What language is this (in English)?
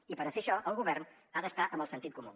Catalan